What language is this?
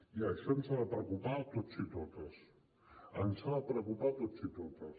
Catalan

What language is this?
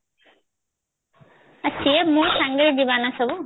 Odia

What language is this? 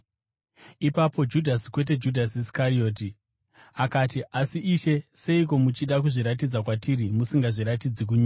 Shona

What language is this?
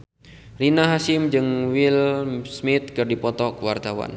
Sundanese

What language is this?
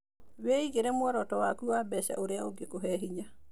Kikuyu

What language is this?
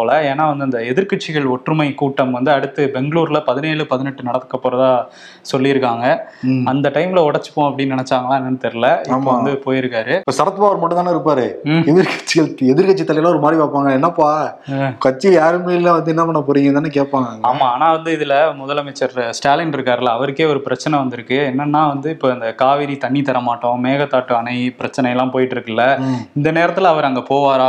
Tamil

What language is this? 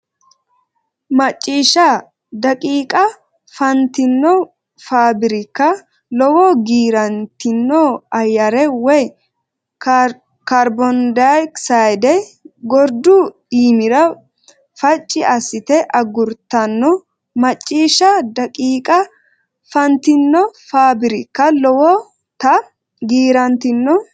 Sidamo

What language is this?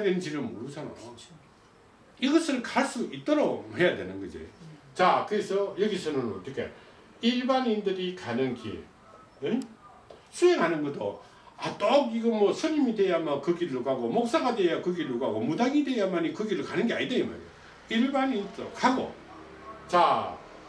Korean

